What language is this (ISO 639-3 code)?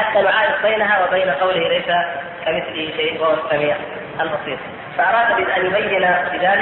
ara